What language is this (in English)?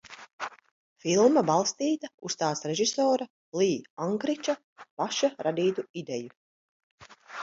Latvian